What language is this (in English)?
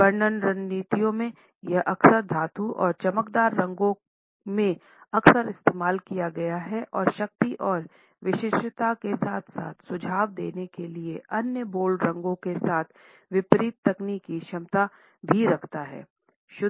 Hindi